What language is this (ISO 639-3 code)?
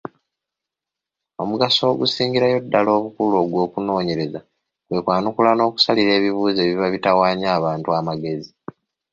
lug